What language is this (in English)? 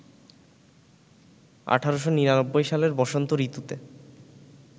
Bangla